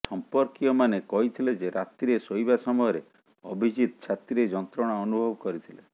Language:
Odia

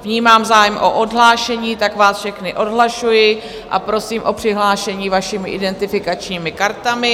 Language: Czech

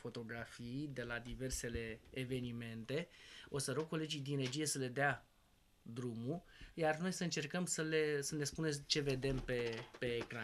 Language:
Romanian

